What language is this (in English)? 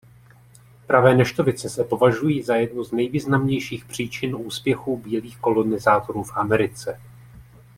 Czech